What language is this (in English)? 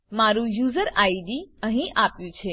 Gujarati